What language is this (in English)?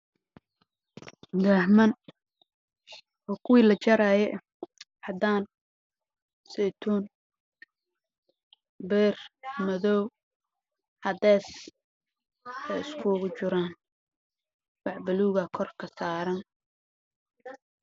Somali